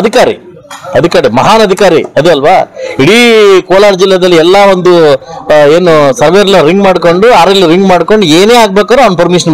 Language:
Kannada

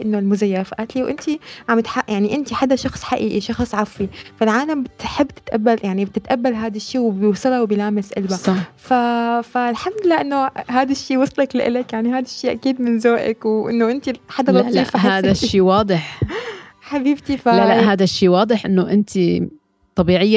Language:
Arabic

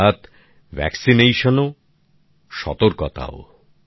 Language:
Bangla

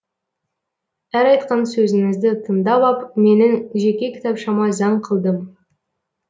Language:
Kazakh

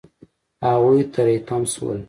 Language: Pashto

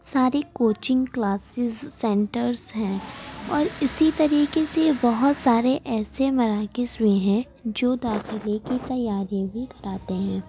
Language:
Urdu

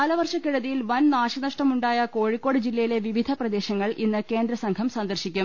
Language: Malayalam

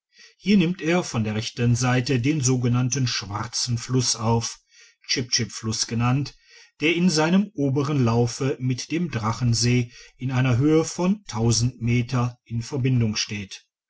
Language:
German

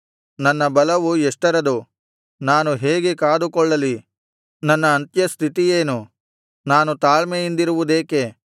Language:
Kannada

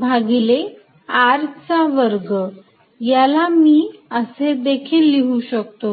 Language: Marathi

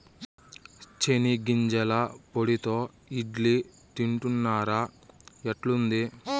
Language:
Telugu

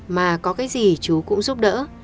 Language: Vietnamese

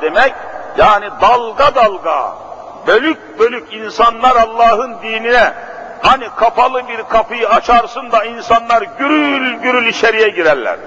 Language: Turkish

